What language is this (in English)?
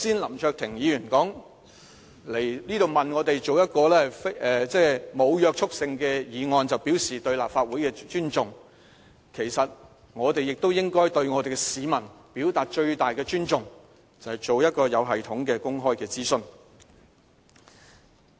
Cantonese